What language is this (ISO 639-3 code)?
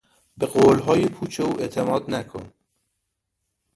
fas